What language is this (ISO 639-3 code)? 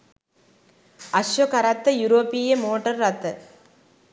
sin